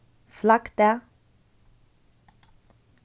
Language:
Faroese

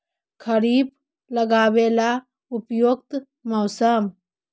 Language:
Magahi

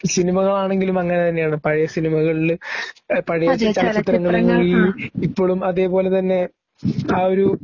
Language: Malayalam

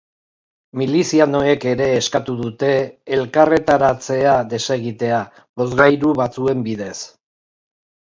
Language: Basque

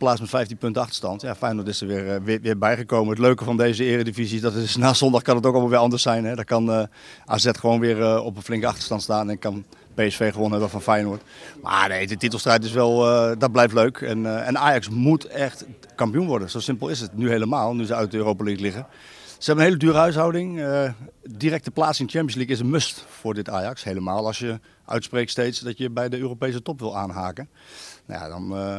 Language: Dutch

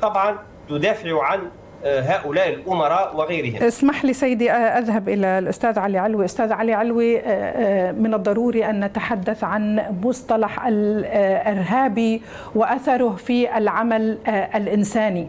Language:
Arabic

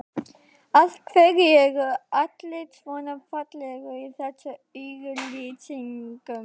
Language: Icelandic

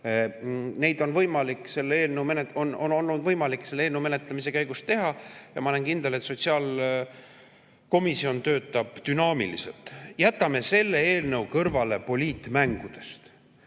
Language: Estonian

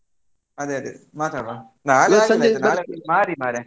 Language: Kannada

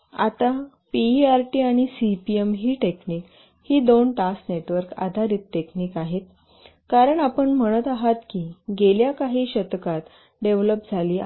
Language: Marathi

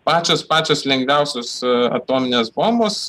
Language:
Lithuanian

